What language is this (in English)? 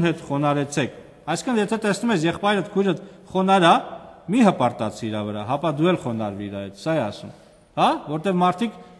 Romanian